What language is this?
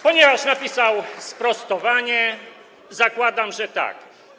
Polish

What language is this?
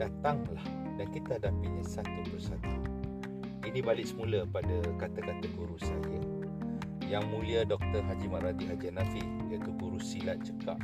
Malay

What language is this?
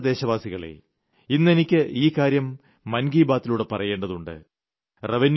Malayalam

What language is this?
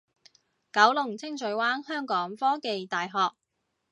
Cantonese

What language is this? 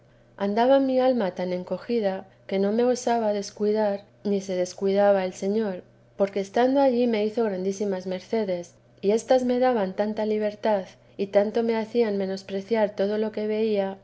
Spanish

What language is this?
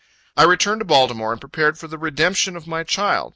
English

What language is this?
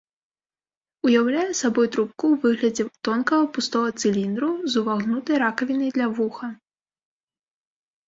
Belarusian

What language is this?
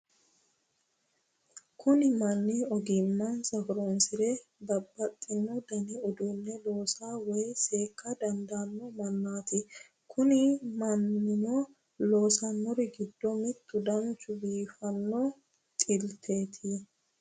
Sidamo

